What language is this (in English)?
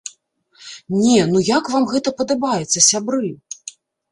Belarusian